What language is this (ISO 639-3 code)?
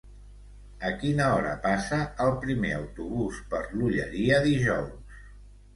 cat